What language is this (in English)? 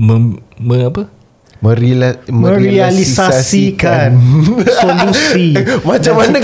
Malay